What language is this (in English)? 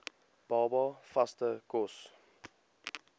Afrikaans